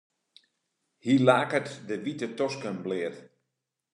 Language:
Western Frisian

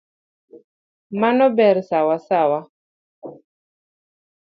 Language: Luo (Kenya and Tanzania)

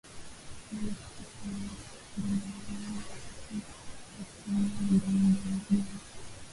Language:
Swahili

